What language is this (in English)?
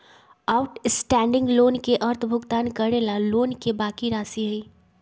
Magahi